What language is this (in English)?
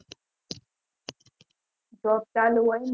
Gujarati